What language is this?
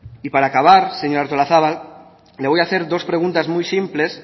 Spanish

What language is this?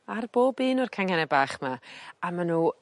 Welsh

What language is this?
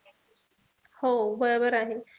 Marathi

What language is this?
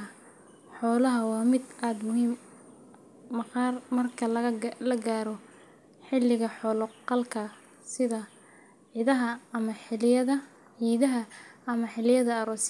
Somali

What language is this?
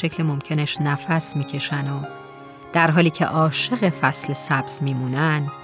Persian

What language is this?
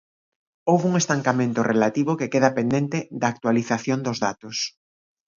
Galician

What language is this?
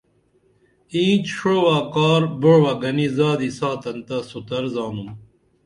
Dameli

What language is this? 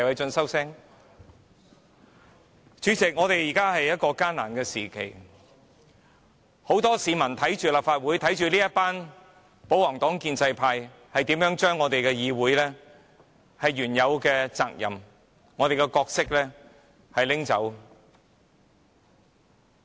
Cantonese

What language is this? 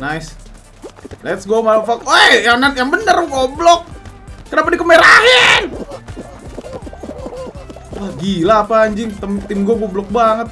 Indonesian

